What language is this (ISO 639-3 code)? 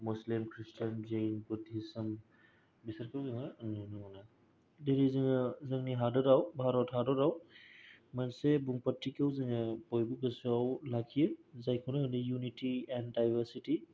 brx